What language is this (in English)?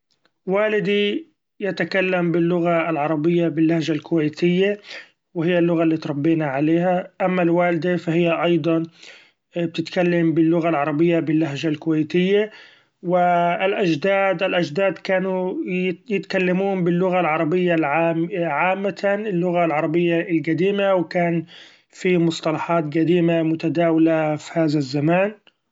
Gulf Arabic